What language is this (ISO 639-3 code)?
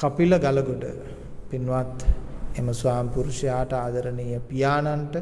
sin